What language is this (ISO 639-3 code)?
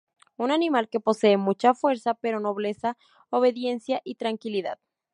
spa